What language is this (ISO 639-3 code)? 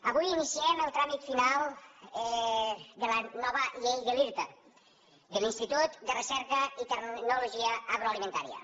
cat